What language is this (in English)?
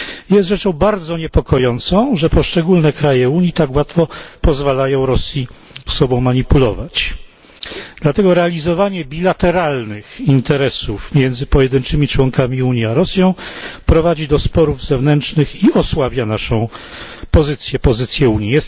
Polish